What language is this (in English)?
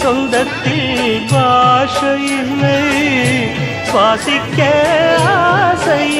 Tamil